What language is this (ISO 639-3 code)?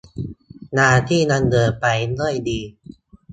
tha